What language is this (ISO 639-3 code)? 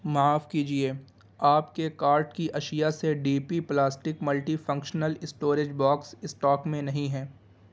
urd